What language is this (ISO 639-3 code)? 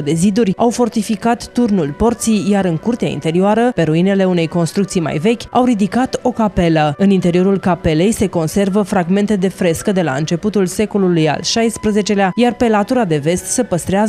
ron